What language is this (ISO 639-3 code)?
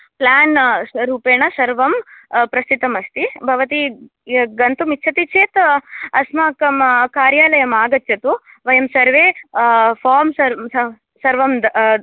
san